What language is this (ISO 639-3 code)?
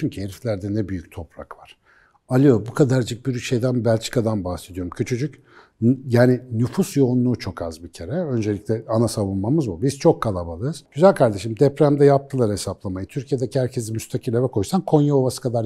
tur